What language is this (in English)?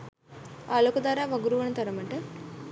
Sinhala